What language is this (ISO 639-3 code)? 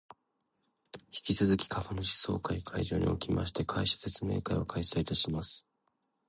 jpn